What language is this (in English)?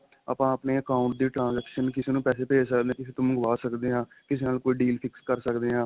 Punjabi